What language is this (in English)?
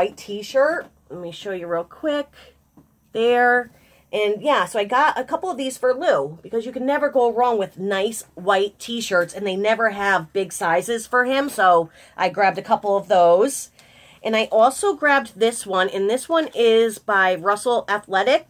English